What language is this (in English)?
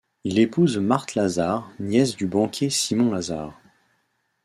French